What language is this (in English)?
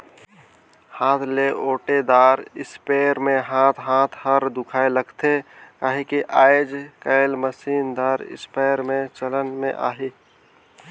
Chhattisgarhi